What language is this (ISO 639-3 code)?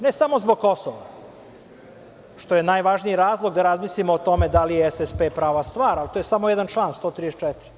srp